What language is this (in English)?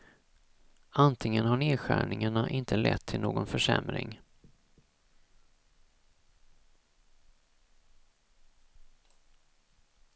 Swedish